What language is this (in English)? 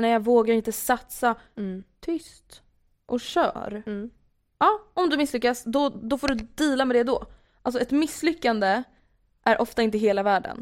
Swedish